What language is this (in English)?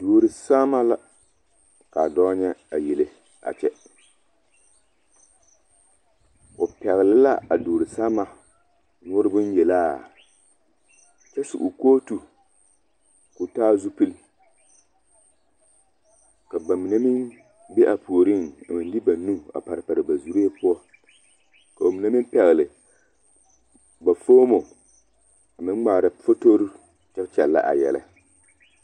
Southern Dagaare